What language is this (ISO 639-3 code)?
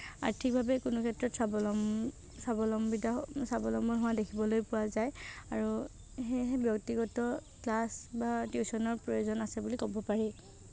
asm